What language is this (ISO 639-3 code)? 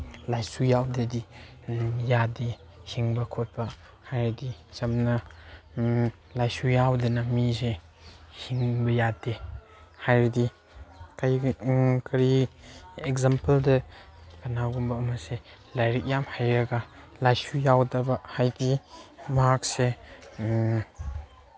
mni